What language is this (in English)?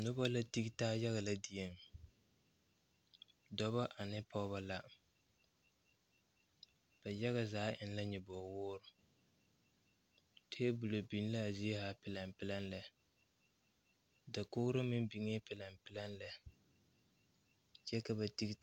Southern Dagaare